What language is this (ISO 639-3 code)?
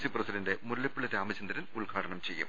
mal